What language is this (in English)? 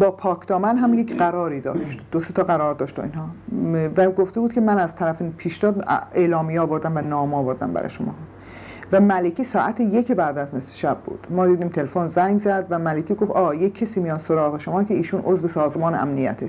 Persian